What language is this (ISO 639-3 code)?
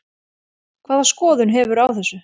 isl